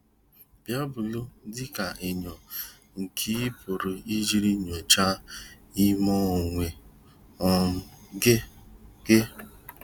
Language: Igbo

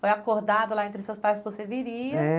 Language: Portuguese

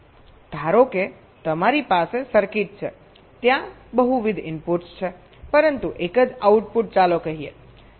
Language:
Gujarati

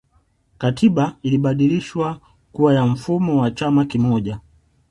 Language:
Swahili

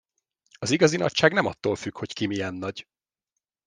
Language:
Hungarian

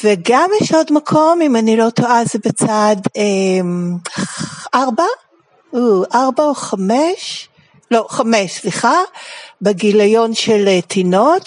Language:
Hebrew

